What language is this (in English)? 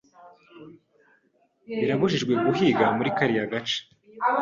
Kinyarwanda